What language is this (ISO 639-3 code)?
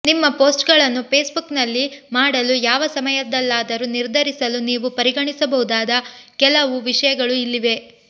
kan